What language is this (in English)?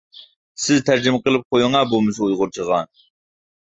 Uyghur